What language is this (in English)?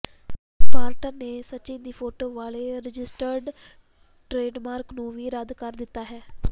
Punjabi